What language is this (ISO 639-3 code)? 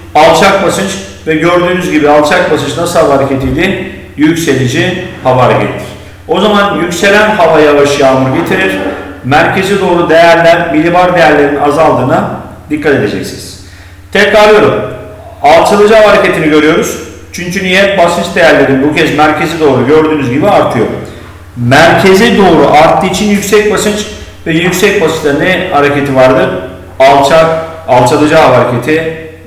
tur